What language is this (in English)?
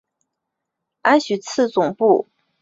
Chinese